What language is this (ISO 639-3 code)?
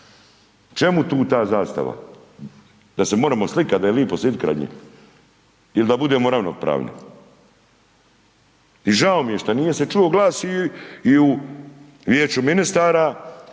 hrv